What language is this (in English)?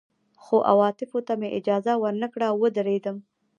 Pashto